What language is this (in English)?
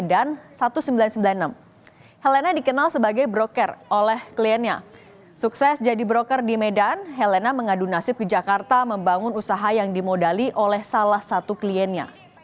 Indonesian